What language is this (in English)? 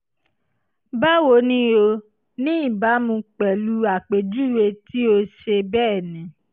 Yoruba